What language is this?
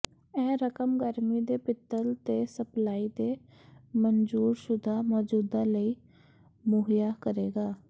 Punjabi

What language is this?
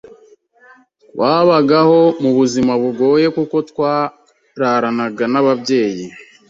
Kinyarwanda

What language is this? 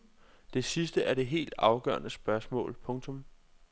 Danish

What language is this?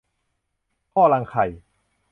Thai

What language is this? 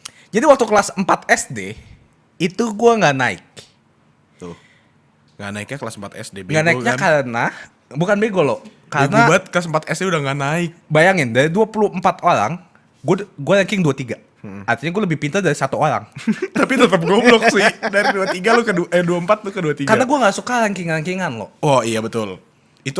Indonesian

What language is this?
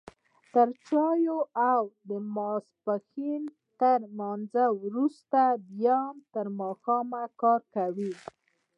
Pashto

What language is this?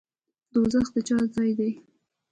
Pashto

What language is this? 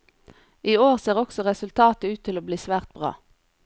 Norwegian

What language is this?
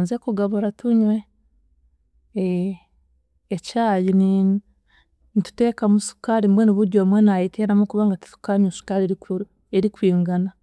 Chiga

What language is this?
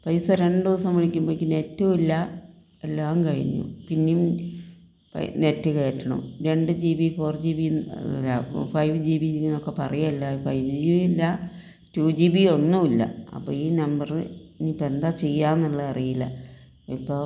Malayalam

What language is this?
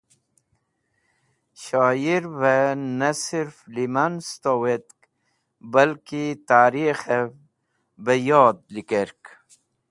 Wakhi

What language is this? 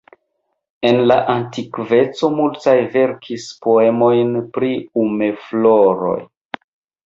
Esperanto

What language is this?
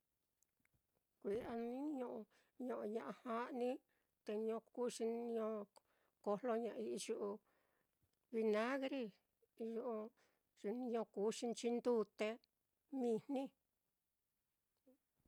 Mitlatongo Mixtec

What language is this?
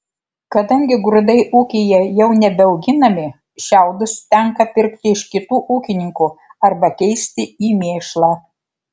Lithuanian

